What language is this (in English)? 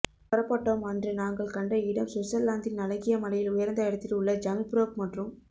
Tamil